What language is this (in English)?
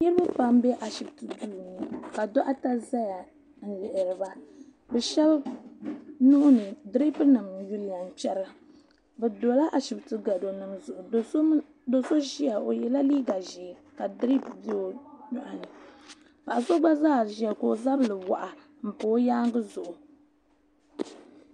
Dagbani